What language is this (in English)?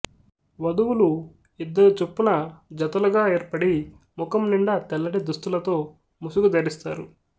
Telugu